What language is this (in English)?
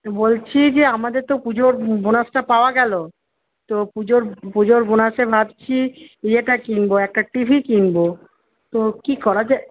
Bangla